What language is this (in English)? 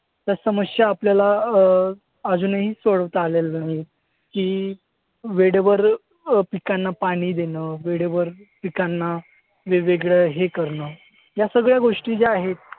Marathi